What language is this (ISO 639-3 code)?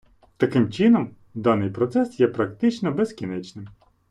ukr